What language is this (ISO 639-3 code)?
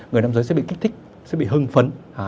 vie